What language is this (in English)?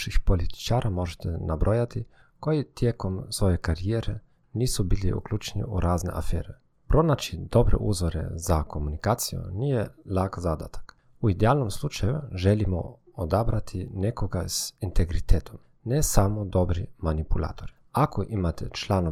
Croatian